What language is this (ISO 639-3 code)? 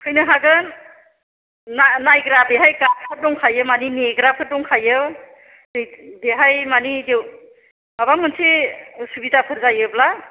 brx